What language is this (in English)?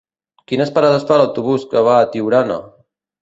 Catalan